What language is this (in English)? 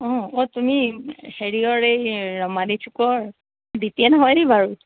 Assamese